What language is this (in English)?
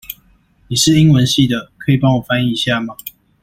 Chinese